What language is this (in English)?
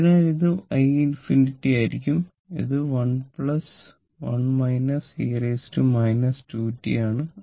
Malayalam